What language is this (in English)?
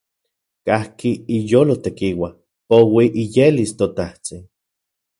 Central Puebla Nahuatl